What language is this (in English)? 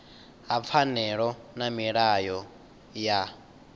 Venda